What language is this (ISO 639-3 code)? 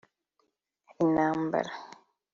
kin